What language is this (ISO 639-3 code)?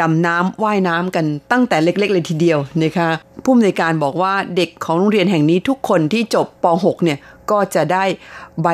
tha